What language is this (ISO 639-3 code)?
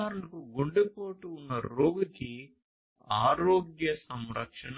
tel